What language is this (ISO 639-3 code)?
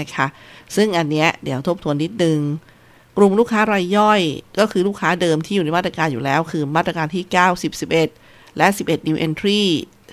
tha